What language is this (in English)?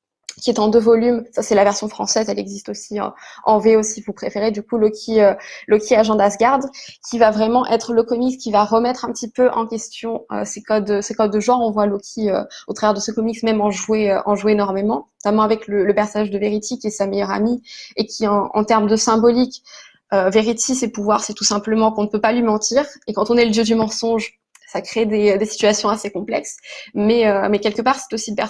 French